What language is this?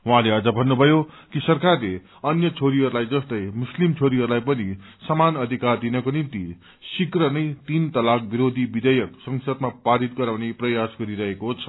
Nepali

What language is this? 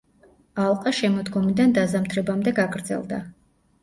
Georgian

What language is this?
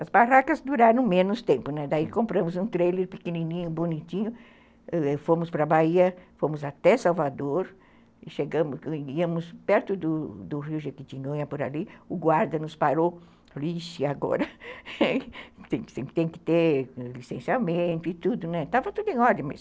Portuguese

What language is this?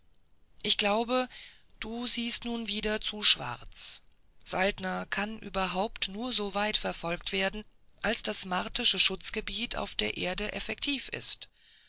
German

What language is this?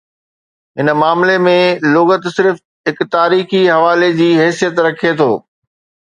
Sindhi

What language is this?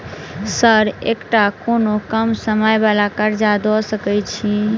Maithili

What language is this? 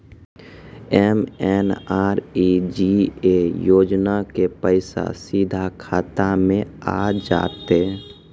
Maithili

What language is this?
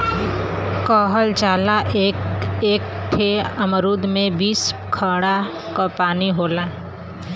Bhojpuri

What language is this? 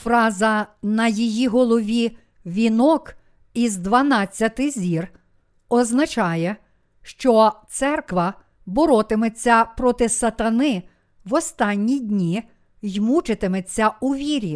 Ukrainian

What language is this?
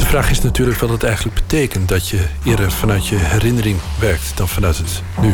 Dutch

